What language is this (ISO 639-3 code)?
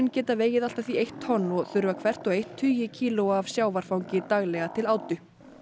isl